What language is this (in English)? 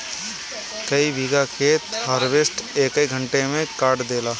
Bhojpuri